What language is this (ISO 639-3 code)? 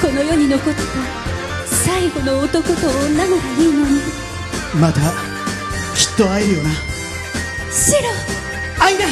jpn